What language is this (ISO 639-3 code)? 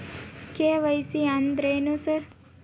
kan